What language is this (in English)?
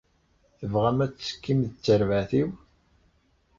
Kabyle